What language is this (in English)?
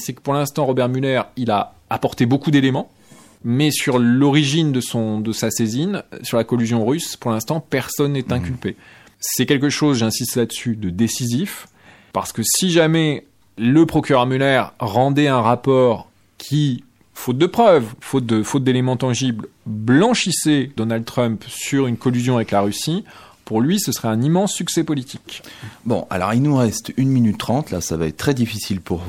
French